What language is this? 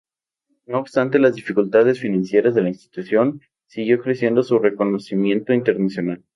Spanish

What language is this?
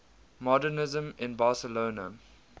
English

